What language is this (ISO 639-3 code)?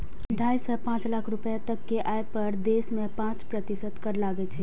mai